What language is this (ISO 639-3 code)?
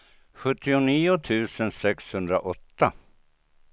swe